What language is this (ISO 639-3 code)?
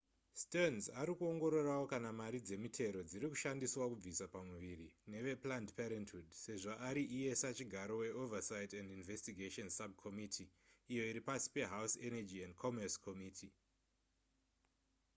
sna